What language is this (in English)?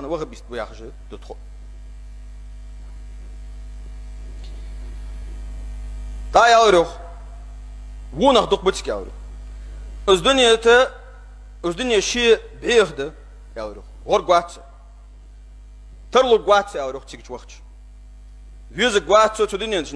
Arabic